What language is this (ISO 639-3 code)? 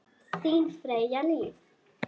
isl